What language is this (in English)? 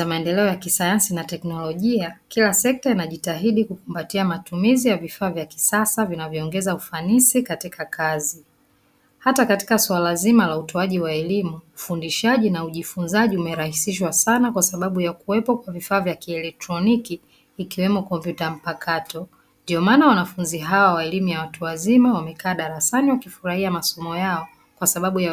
Swahili